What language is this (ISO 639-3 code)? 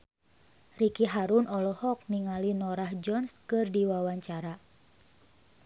sun